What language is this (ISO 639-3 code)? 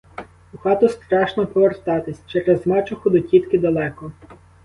ukr